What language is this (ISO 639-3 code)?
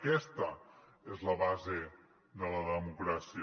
cat